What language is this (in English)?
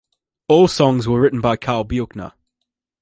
English